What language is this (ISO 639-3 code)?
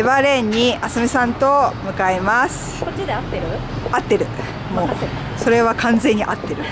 jpn